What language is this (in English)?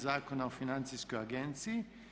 Croatian